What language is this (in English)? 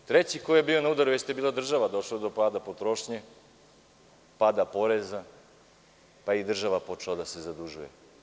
Serbian